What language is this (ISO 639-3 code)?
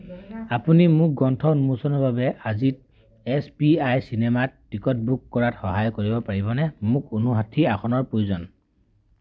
asm